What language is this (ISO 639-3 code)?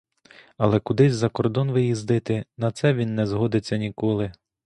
ukr